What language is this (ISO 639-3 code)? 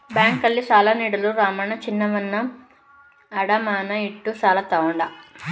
kan